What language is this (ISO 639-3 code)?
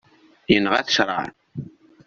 kab